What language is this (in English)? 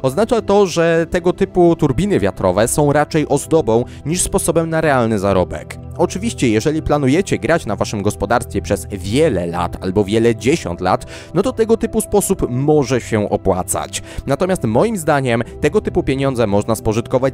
Polish